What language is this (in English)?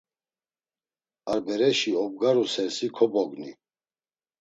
Laz